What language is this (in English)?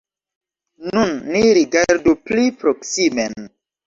Esperanto